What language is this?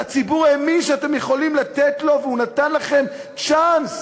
Hebrew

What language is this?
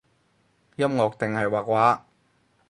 Cantonese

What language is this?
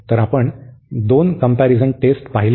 Marathi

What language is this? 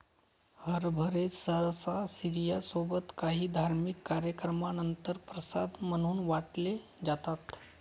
Marathi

